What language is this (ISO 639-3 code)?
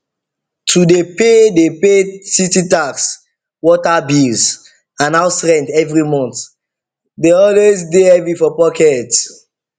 pcm